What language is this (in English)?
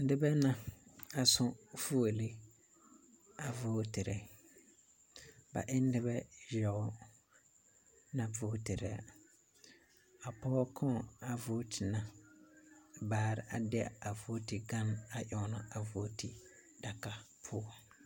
Southern Dagaare